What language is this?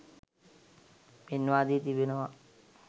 Sinhala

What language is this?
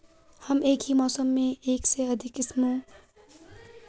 Hindi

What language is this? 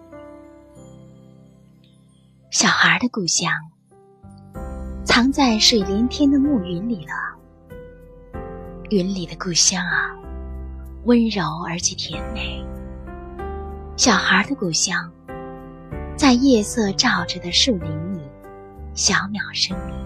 Chinese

